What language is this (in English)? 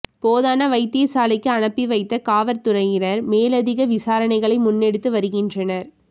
Tamil